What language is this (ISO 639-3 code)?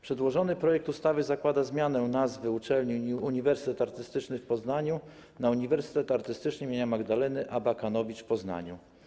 pol